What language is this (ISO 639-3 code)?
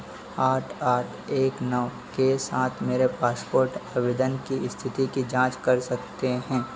hin